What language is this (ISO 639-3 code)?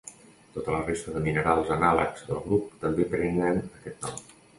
cat